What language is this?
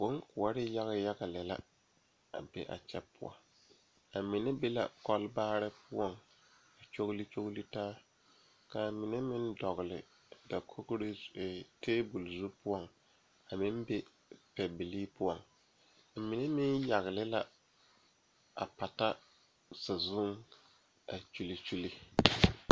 Southern Dagaare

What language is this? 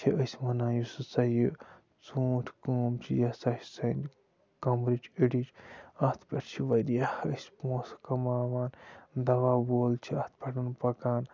Kashmiri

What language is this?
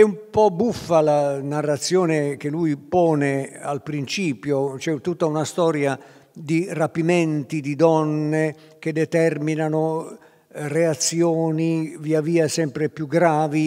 Italian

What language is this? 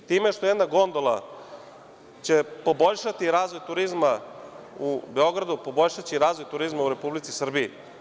Serbian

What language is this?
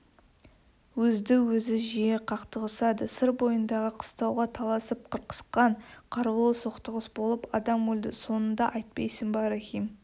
Kazakh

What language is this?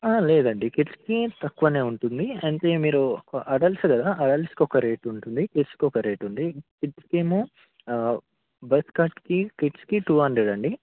Telugu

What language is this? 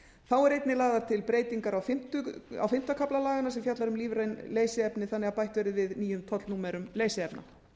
Icelandic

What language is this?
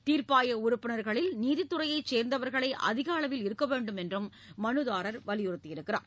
Tamil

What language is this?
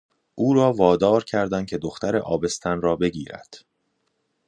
Persian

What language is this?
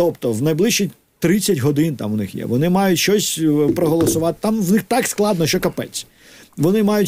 Ukrainian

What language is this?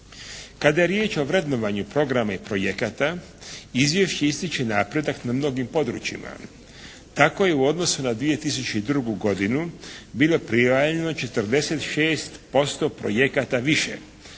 Croatian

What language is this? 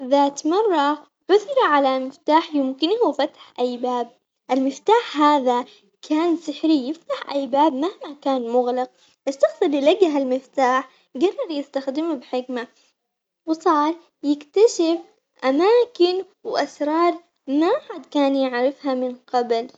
Omani Arabic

